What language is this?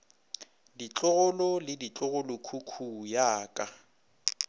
Northern Sotho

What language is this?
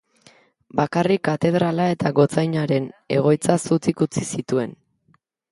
Basque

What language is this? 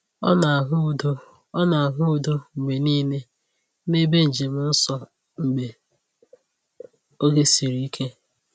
Igbo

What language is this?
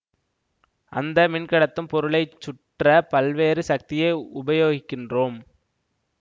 Tamil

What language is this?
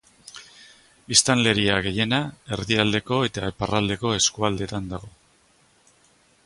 Basque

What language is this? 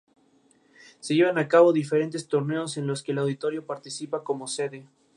Spanish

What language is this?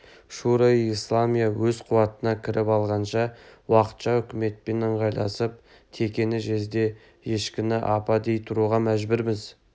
Kazakh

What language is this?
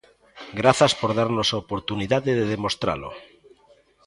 Galician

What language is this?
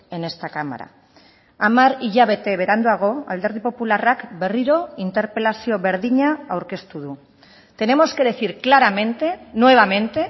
Basque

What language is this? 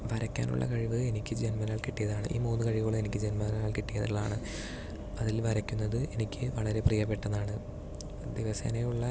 Malayalam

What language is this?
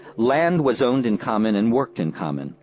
English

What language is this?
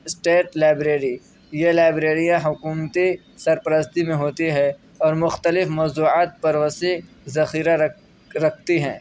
Urdu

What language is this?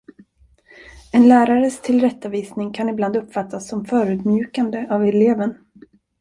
Swedish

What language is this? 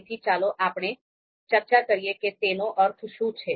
Gujarati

